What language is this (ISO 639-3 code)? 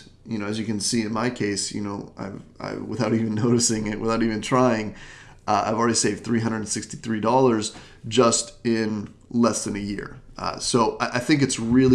eng